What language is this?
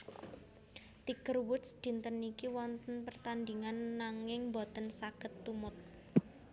Javanese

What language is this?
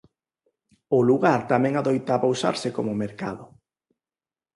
Galician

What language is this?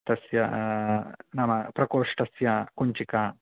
Sanskrit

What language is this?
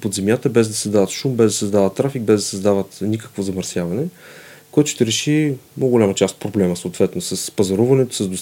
Bulgarian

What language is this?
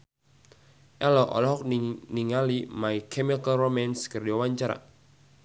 Sundanese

